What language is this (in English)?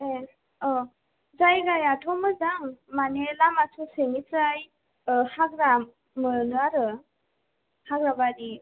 Bodo